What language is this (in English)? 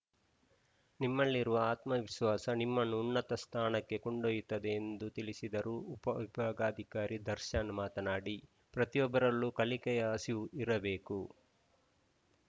Kannada